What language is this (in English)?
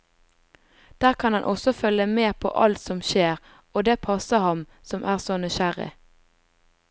Norwegian